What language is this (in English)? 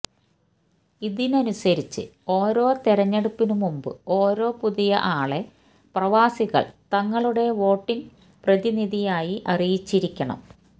Malayalam